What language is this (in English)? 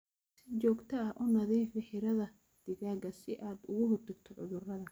Somali